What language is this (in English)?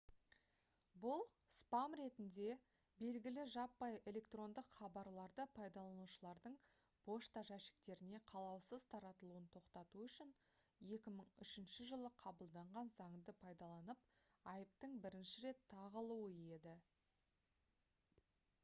Kazakh